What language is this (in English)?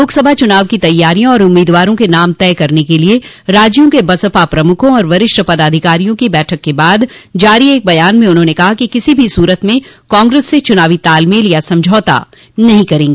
Hindi